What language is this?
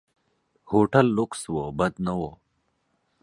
Pashto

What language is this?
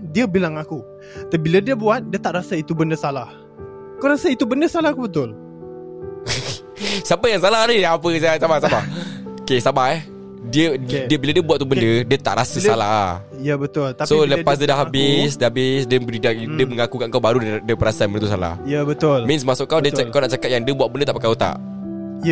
Malay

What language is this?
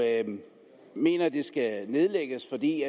Danish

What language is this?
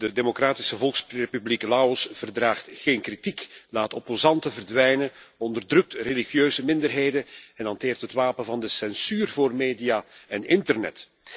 Dutch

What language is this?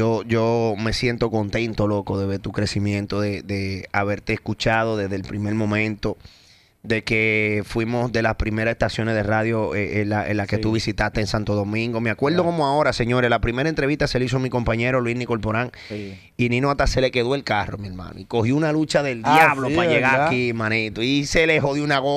Spanish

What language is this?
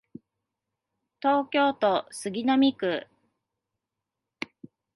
Japanese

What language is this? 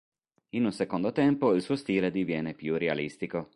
Italian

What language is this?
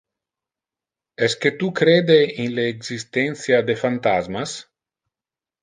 Interlingua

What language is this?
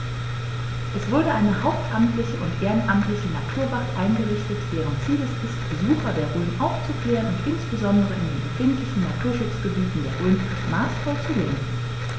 German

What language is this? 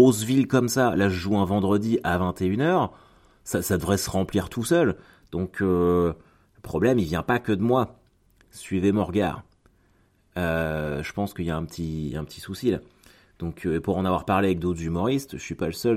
French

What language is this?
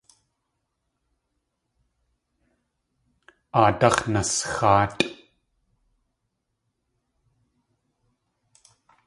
Tlingit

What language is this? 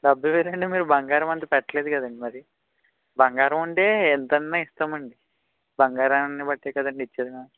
Telugu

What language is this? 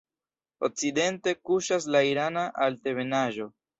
Esperanto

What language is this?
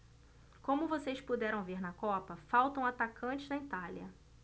Portuguese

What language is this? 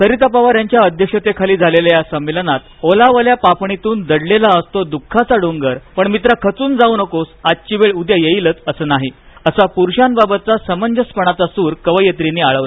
Marathi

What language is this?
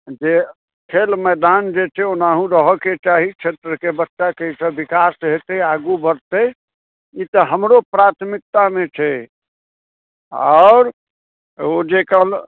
Maithili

